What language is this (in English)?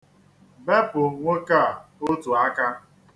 Igbo